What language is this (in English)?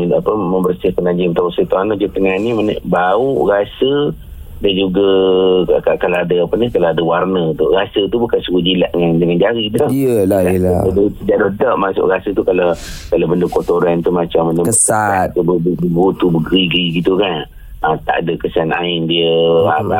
Malay